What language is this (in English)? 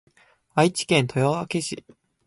Japanese